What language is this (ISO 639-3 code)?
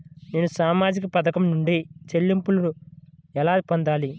tel